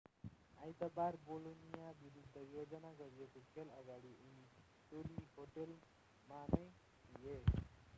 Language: Nepali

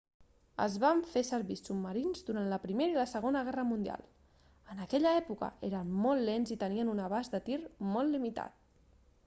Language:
Catalan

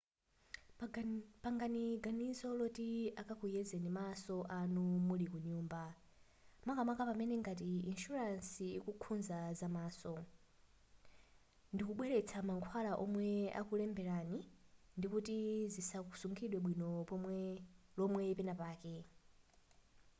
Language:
Nyanja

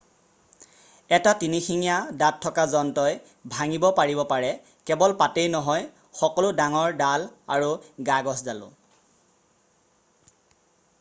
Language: Assamese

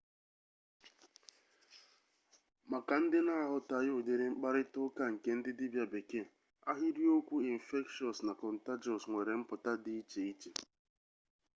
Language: Igbo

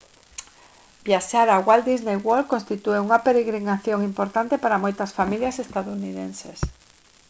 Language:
Galician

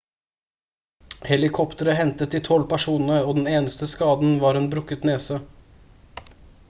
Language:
Norwegian Bokmål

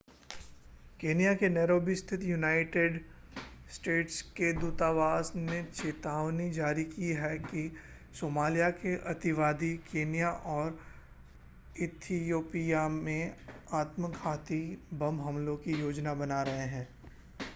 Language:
Hindi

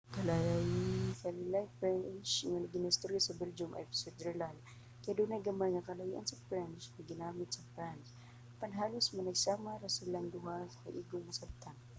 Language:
Cebuano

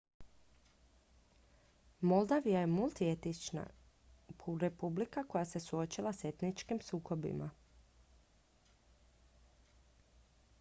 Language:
Croatian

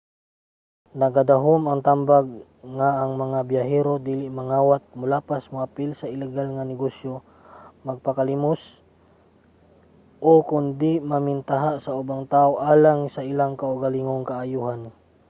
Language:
Cebuano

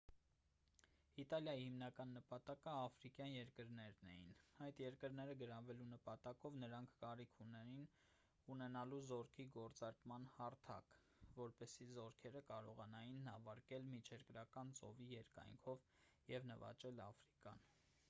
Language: Armenian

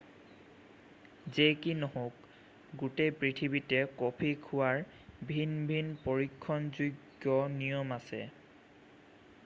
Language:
Assamese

